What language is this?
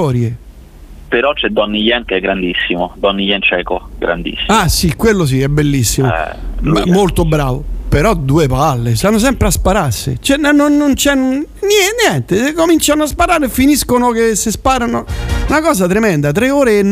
Italian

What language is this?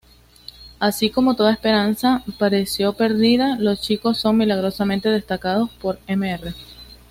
Spanish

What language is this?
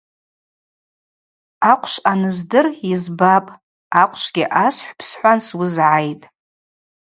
Abaza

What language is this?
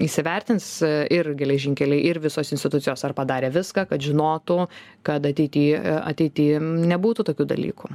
Lithuanian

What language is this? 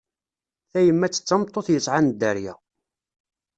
Kabyle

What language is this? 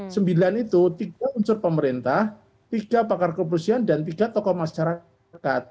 Indonesian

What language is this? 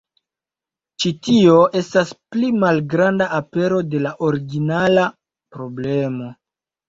Esperanto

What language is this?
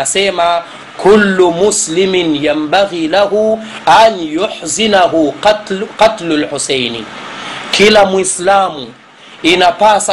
Swahili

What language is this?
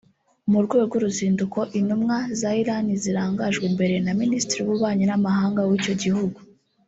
Kinyarwanda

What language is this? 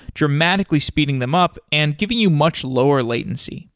English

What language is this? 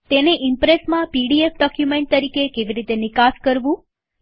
Gujarati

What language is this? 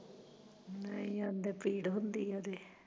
Punjabi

